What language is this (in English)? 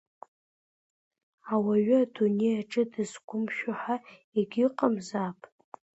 Abkhazian